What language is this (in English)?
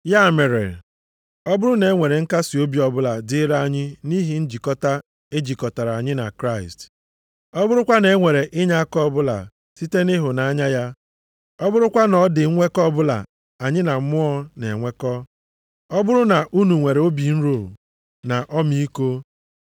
Igbo